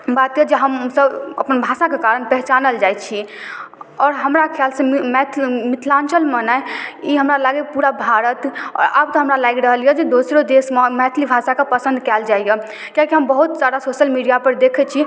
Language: Maithili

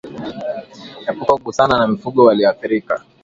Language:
Swahili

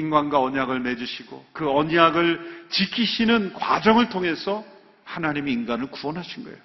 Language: Korean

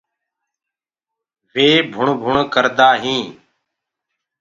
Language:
Gurgula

